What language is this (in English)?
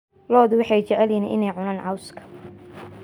Somali